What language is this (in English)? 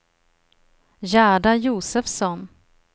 Swedish